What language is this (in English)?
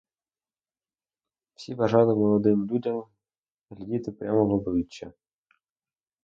Ukrainian